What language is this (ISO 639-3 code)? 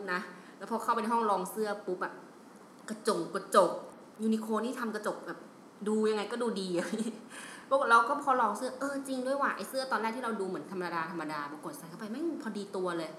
tha